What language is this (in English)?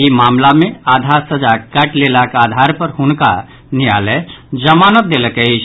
Maithili